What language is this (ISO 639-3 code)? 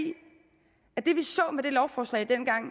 dan